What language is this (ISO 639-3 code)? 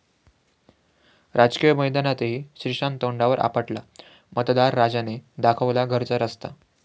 mar